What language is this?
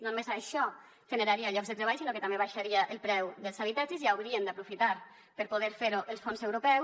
Catalan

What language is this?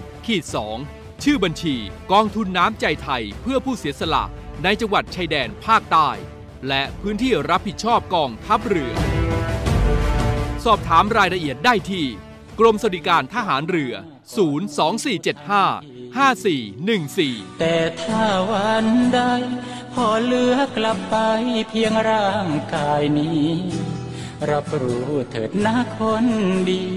Thai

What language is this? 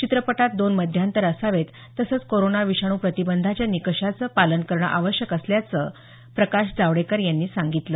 Marathi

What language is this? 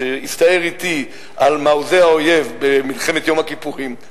Hebrew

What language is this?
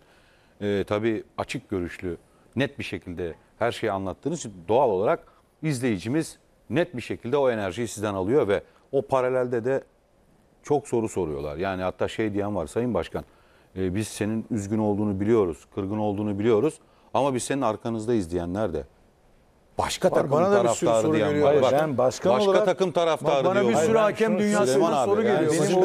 Turkish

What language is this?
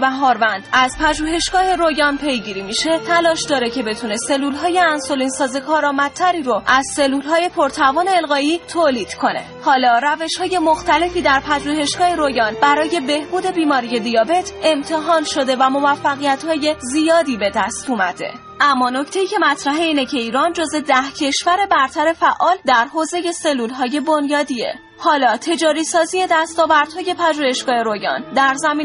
Persian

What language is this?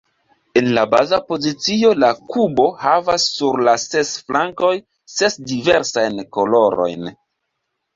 Esperanto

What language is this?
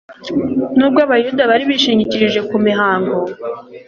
Kinyarwanda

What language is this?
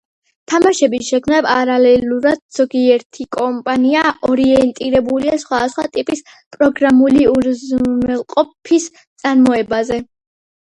Georgian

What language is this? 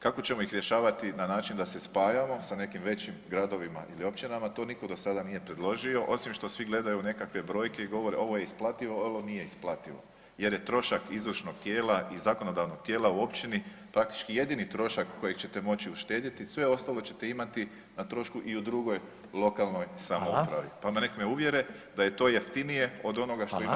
Croatian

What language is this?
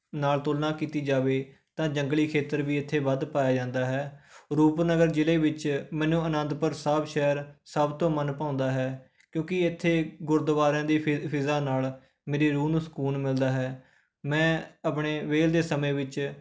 Punjabi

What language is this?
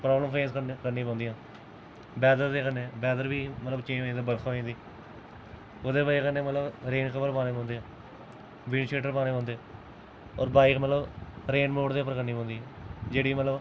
Dogri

